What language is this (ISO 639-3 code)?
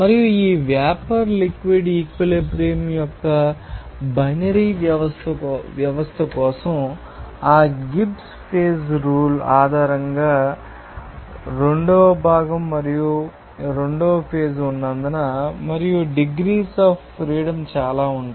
tel